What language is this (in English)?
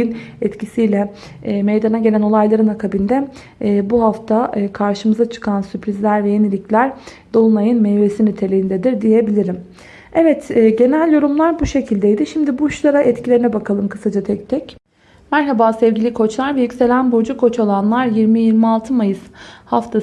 Turkish